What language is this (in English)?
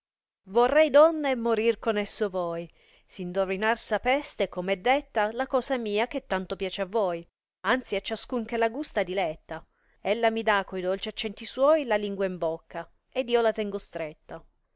Italian